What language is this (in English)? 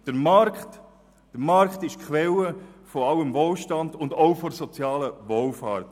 Swiss German